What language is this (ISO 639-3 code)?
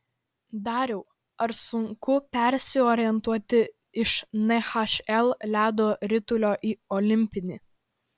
lit